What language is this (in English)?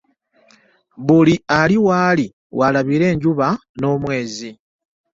Ganda